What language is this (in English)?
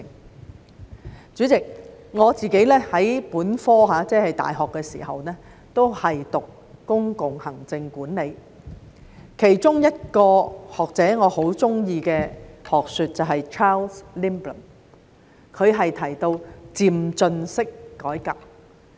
Cantonese